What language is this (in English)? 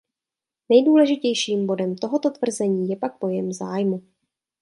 Czech